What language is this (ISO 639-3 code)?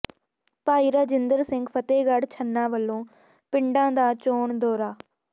pan